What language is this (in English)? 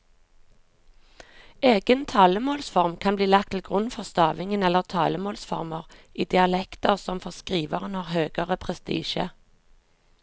Norwegian